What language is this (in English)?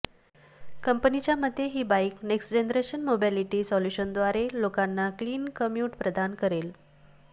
Marathi